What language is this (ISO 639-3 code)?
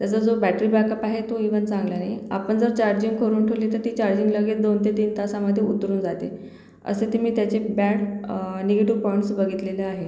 mar